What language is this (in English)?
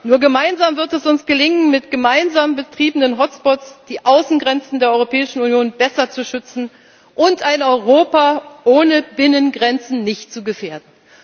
German